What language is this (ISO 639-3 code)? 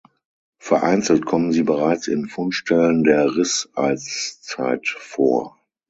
deu